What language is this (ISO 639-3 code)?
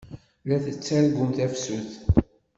kab